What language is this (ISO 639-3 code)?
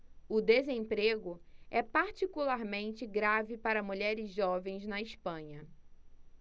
por